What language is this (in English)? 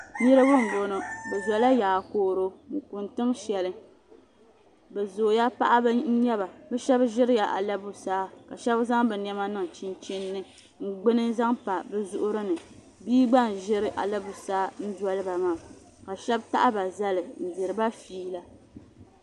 Dagbani